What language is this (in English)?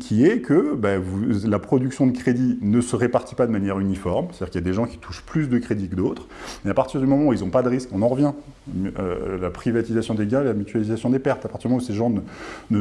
French